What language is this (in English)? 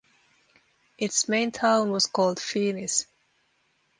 English